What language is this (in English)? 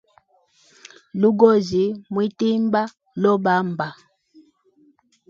Hemba